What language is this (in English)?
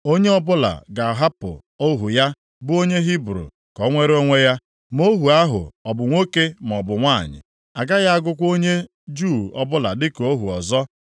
Igbo